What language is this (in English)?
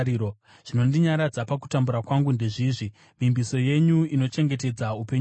Shona